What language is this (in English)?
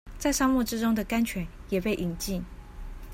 Chinese